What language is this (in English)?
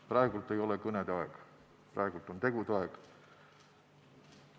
Estonian